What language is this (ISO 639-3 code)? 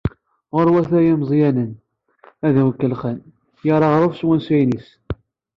kab